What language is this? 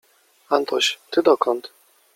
Polish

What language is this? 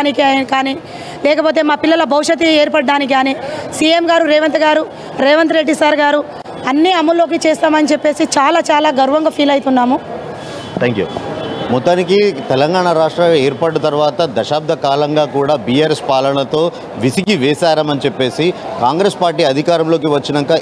Telugu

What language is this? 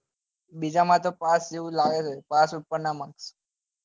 Gujarati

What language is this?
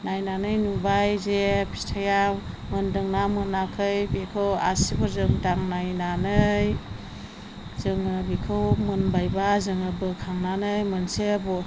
Bodo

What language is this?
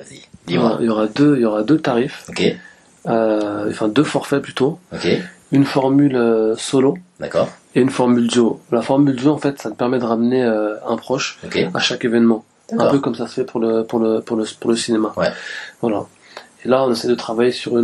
French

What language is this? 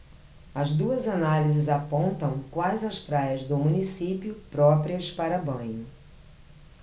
Portuguese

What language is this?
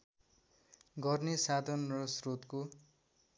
Nepali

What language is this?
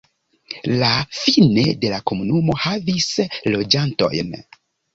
Esperanto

